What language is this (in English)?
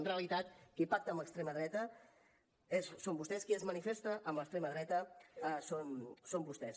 Catalan